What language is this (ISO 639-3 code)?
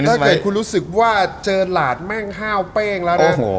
tha